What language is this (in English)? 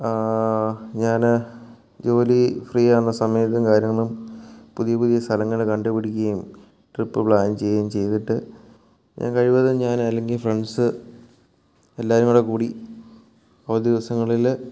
Malayalam